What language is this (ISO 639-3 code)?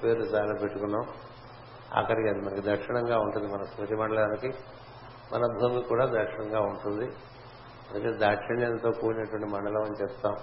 tel